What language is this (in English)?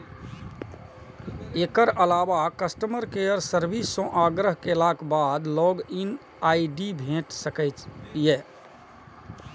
Maithili